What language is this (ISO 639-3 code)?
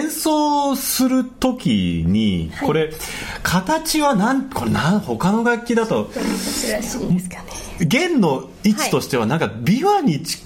jpn